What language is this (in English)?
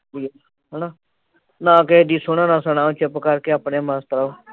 Punjabi